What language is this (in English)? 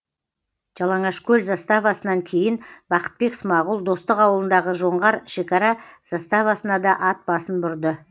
Kazakh